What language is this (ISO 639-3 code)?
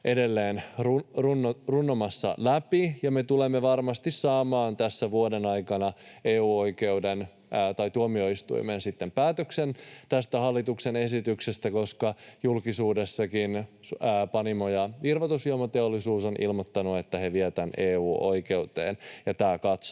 fin